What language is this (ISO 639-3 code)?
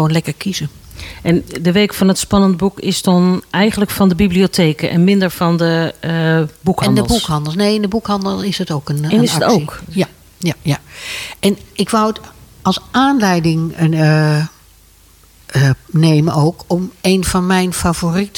nld